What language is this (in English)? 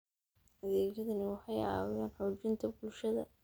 Somali